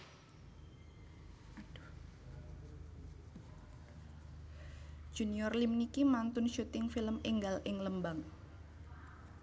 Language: Javanese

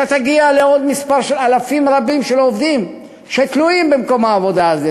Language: Hebrew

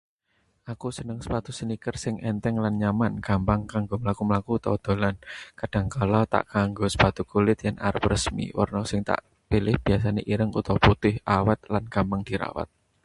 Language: Javanese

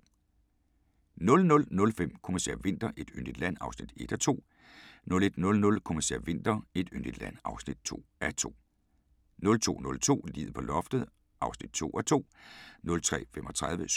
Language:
Danish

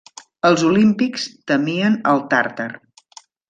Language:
Catalan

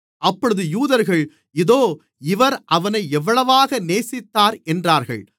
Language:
Tamil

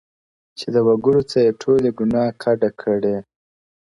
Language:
Pashto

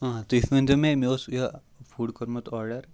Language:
Kashmiri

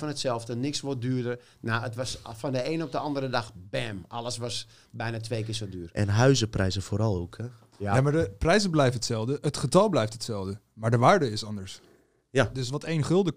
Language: Dutch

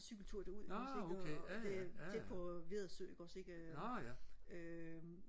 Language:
Danish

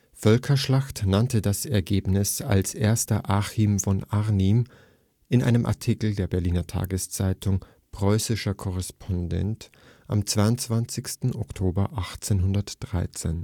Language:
German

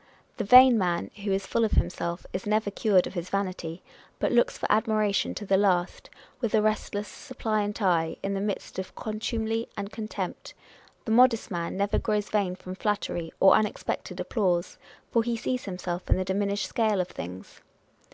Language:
English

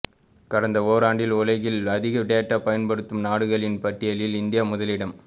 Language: Tamil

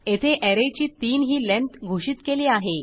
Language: Marathi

